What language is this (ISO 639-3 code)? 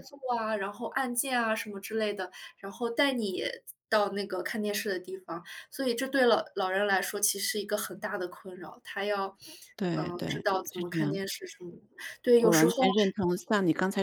zho